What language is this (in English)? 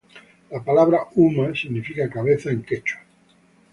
Spanish